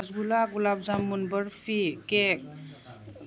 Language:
Manipuri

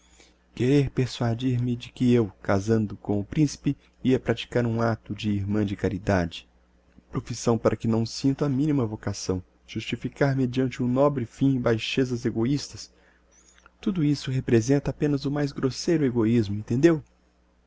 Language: Portuguese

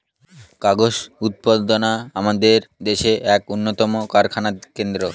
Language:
Bangla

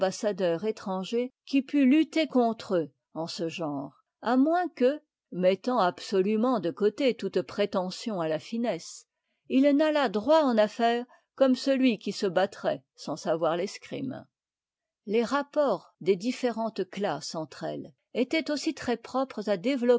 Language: French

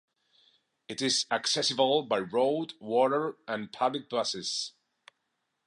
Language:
English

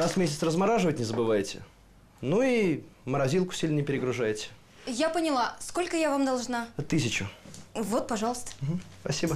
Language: Russian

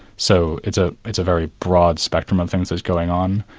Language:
English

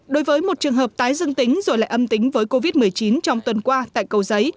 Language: Vietnamese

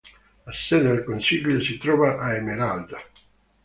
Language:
Italian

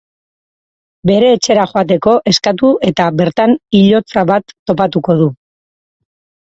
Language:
Basque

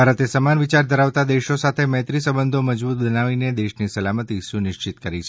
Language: Gujarati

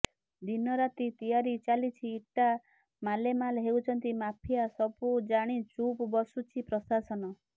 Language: Odia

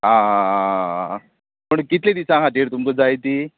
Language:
Konkani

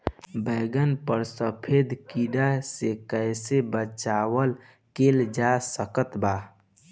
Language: Bhojpuri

